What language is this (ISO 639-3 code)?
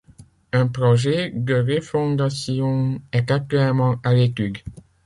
fra